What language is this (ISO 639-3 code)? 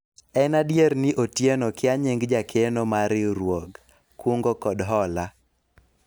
luo